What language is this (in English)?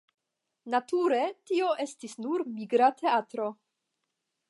Esperanto